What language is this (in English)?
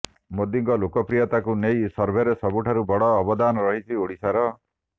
Odia